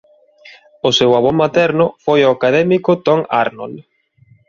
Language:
Galician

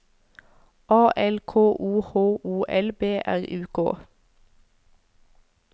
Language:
Norwegian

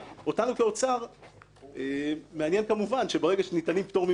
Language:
Hebrew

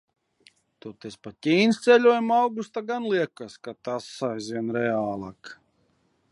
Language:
Latvian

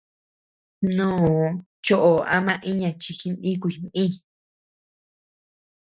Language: Tepeuxila Cuicatec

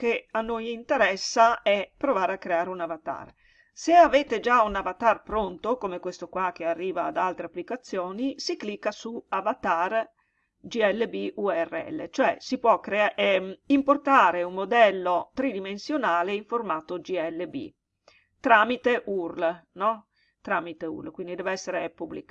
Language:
Italian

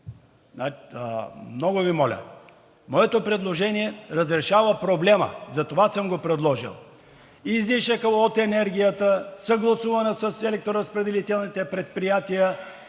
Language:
Bulgarian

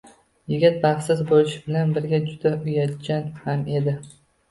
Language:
Uzbek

